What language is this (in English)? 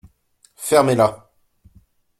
French